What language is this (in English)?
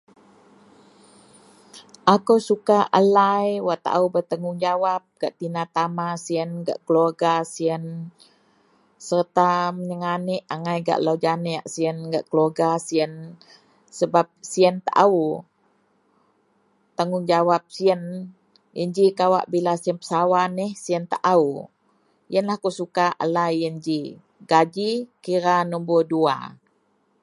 Central Melanau